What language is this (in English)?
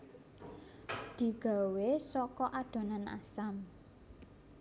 Javanese